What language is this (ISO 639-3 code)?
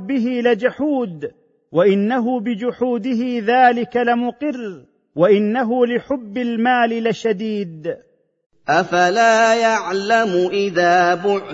ara